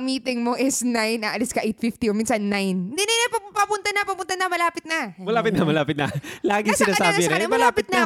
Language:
Filipino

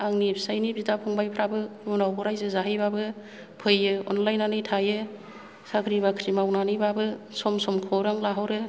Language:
Bodo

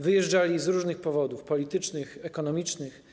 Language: Polish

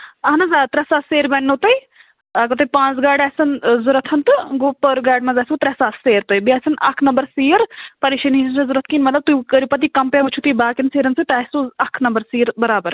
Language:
Kashmiri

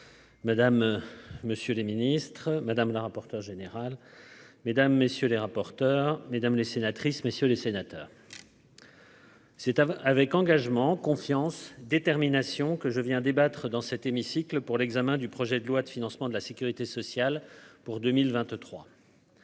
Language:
French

